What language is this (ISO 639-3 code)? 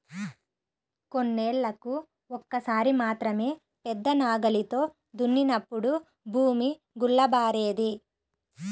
tel